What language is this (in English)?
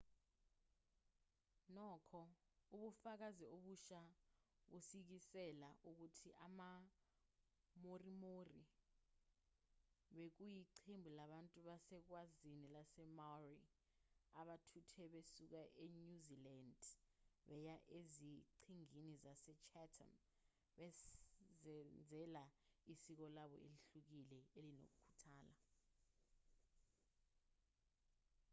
Zulu